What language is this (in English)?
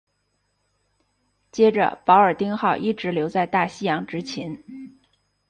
Chinese